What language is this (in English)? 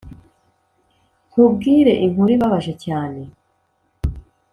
Kinyarwanda